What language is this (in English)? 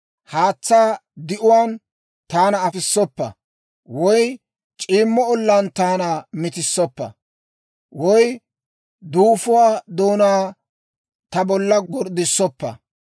Dawro